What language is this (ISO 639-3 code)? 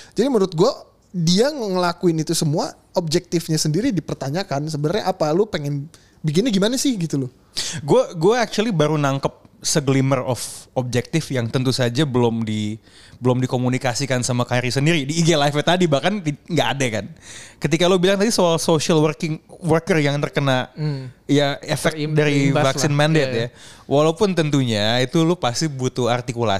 ind